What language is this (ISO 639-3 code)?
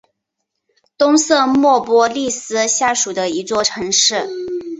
zho